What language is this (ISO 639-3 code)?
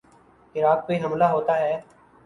urd